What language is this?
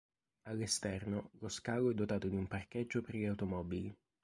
Italian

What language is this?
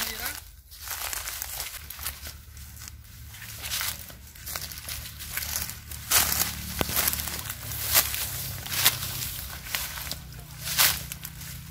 Vietnamese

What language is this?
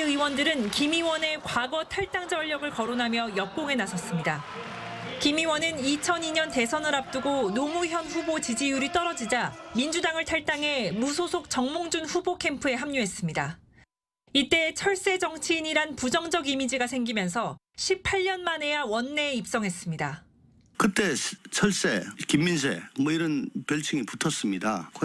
Korean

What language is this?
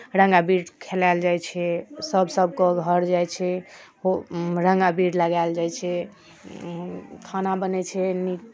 Maithili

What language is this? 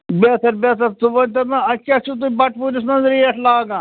Kashmiri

